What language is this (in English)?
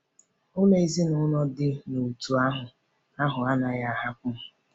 Igbo